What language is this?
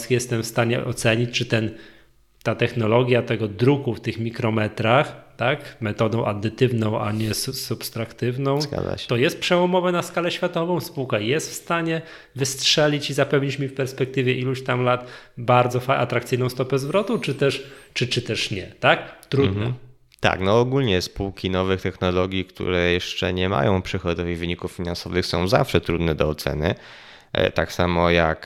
Polish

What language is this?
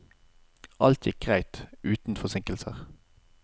Norwegian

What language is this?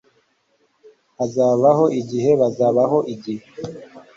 Kinyarwanda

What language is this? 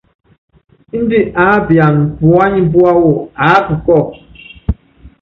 Yangben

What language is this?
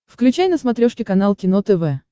Russian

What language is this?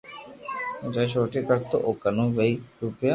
Loarki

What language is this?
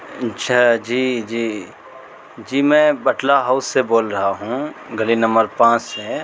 Urdu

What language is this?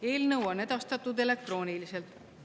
Estonian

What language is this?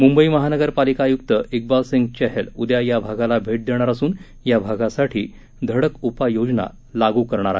Marathi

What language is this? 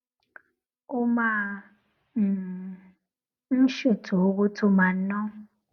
Yoruba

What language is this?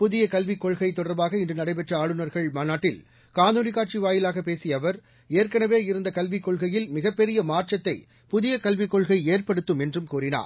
Tamil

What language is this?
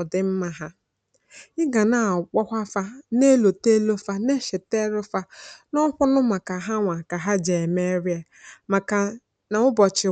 Igbo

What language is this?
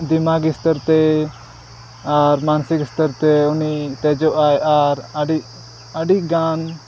Santali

